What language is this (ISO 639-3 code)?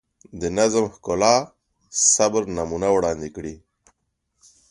pus